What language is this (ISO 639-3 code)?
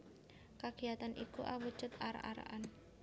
jav